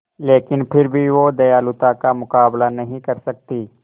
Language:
Hindi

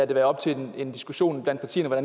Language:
Danish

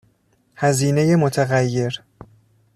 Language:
Persian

